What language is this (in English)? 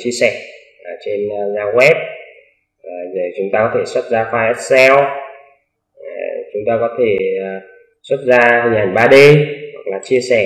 Vietnamese